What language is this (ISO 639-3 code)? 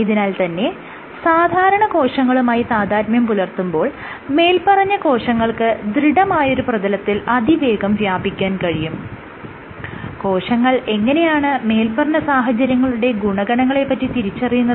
mal